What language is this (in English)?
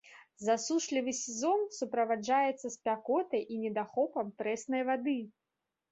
Belarusian